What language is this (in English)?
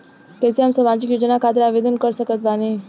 Bhojpuri